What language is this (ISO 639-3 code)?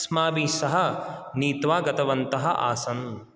san